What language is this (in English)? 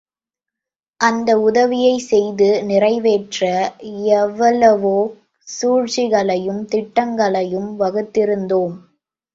Tamil